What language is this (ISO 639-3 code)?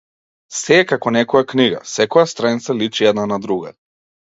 mkd